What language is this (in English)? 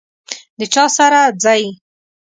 Pashto